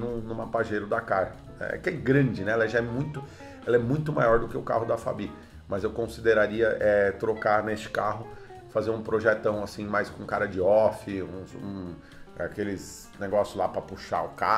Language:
Portuguese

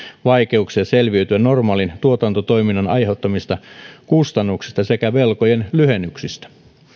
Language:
Finnish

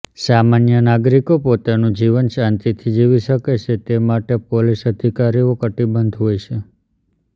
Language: Gujarati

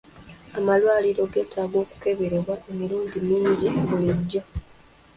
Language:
Ganda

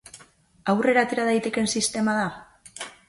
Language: Basque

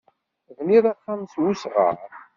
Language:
Kabyle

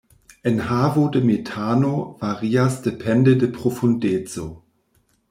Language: Esperanto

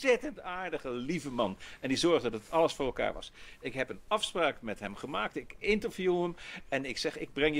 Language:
Dutch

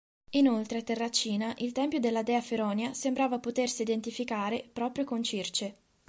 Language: Italian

